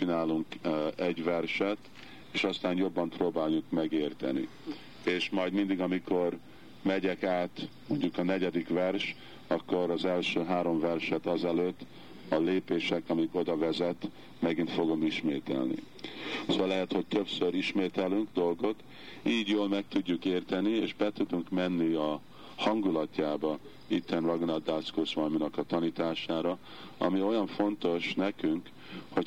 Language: Hungarian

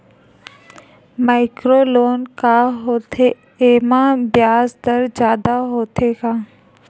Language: Chhattisgarhi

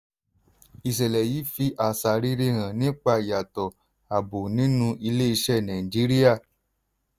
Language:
Yoruba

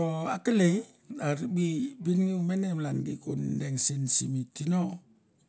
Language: Mandara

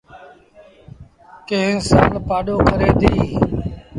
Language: Sindhi Bhil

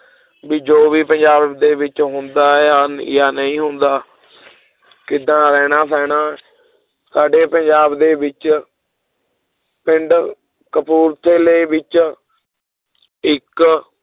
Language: Punjabi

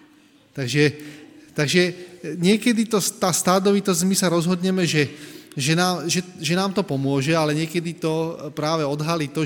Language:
Slovak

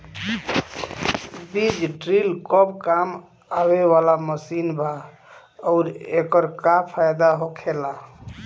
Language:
Bhojpuri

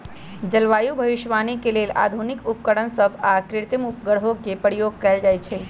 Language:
Magahi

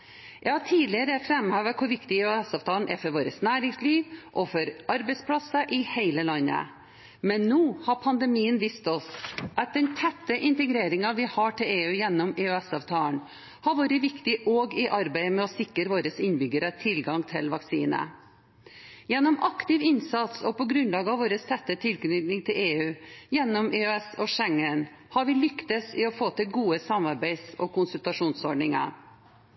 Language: Norwegian Bokmål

